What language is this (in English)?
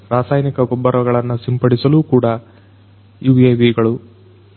Kannada